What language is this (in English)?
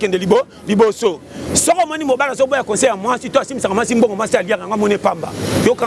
French